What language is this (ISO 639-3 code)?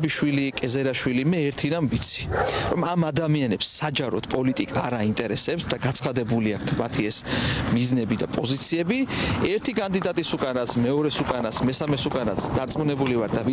ron